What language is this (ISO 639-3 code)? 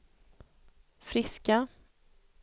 swe